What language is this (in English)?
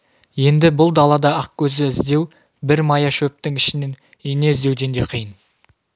Kazakh